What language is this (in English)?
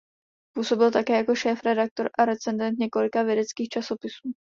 Czech